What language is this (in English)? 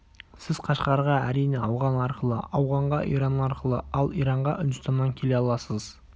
Kazakh